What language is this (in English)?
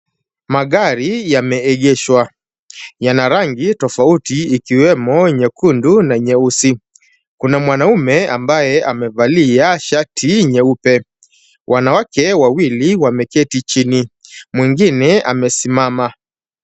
Swahili